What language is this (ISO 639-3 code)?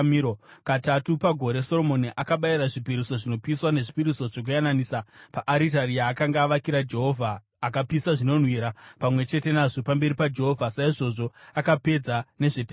sna